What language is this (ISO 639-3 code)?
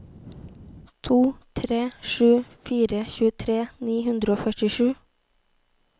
nor